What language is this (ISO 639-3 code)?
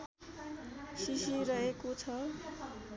nep